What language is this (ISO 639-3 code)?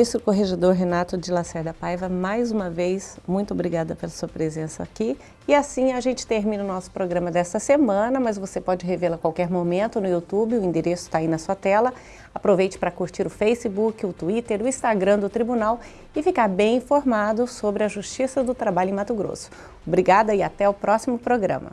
por